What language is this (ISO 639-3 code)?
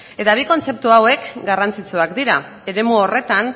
eus